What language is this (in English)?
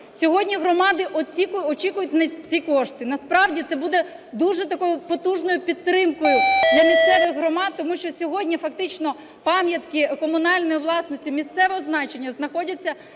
Ukrainian